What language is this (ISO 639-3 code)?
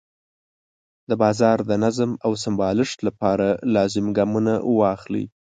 pus